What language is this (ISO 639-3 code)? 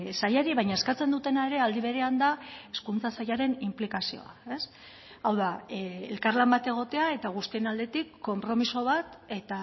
eus